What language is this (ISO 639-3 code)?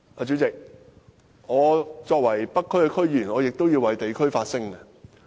yue